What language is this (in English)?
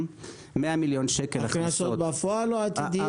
Hebrew